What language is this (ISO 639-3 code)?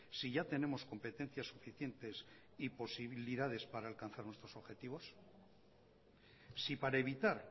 spa